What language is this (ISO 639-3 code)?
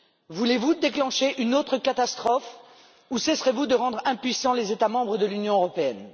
fra